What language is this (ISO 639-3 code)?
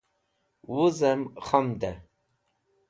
wbl